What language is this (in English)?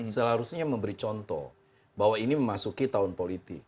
Indonesian